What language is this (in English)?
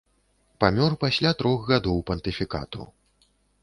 Belarusian